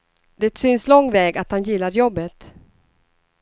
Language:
Swedish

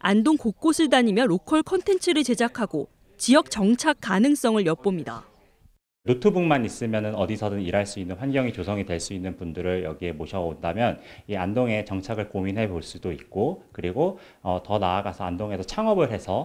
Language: Korean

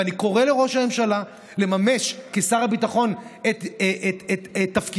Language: Hebrew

